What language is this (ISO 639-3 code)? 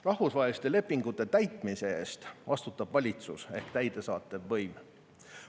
est